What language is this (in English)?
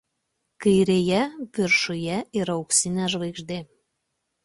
Lithuanian